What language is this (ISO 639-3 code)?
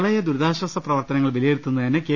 mal